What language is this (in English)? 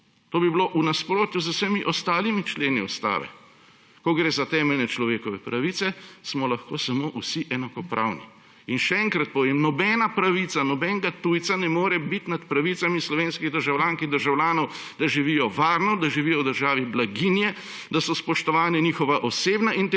Slovenian